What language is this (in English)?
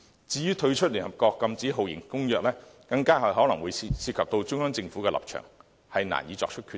Cantonese